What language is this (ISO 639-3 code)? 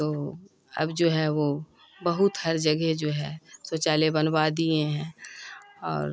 urd